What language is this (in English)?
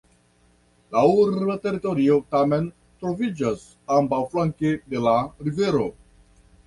Esperanto